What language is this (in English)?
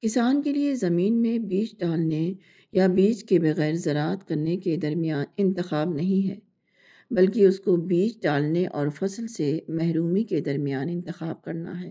Urdu